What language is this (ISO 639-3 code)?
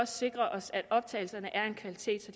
dan